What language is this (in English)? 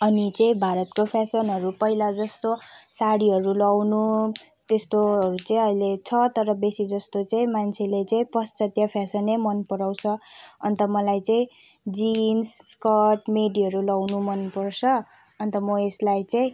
Nepali